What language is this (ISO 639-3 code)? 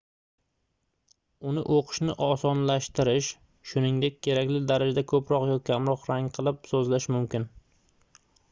uzb